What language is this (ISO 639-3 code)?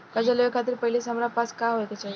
bho